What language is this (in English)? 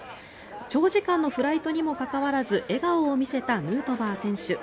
Japanese